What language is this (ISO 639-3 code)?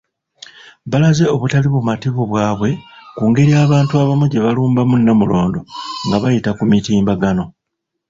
lug